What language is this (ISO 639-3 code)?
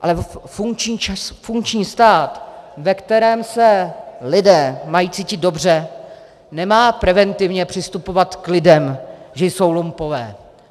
ces